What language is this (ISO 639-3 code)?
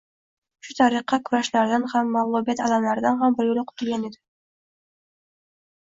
uzb